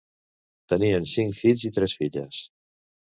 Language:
Catalan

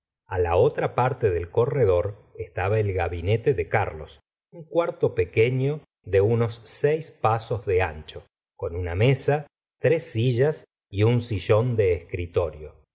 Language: Spanish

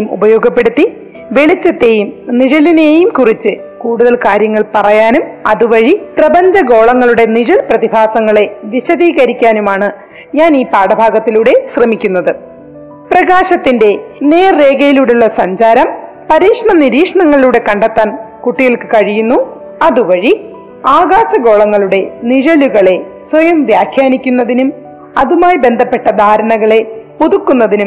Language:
Malayalam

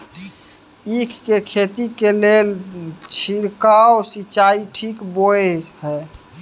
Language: Maithili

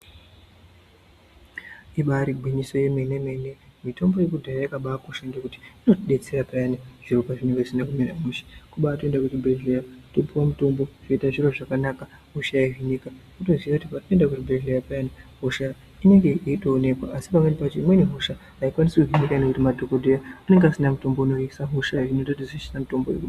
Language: Ndau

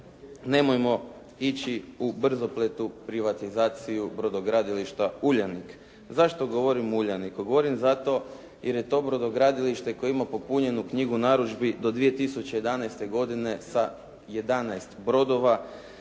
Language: Croatian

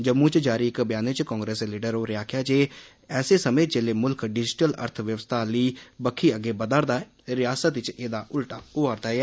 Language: Dogri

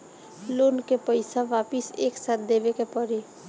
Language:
Bhojpuri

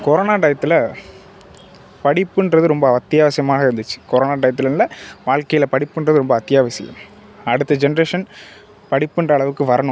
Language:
Tamil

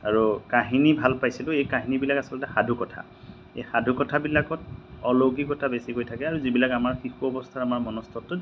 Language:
Assamese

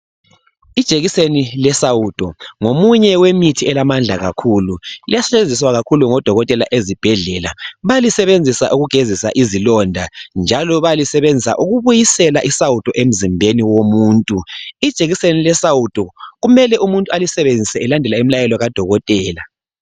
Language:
North Ndebele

